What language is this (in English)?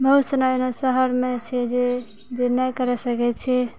Maithili